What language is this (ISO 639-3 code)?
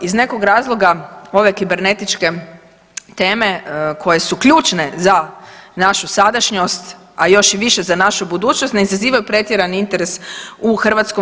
hrv